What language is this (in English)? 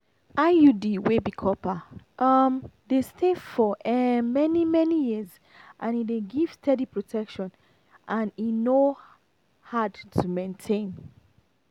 Nigerian Pidgin